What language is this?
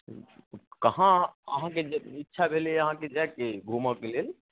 Maithili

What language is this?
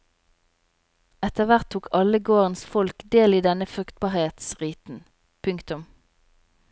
Norwegian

